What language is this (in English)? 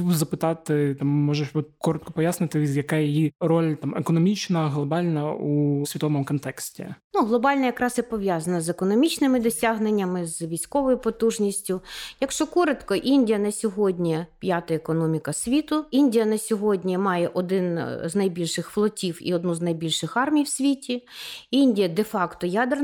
Ukrainian